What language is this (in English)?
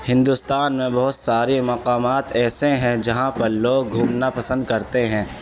Urdu